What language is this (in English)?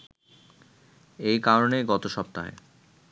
Bangla